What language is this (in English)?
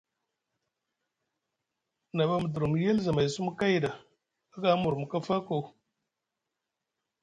Musgu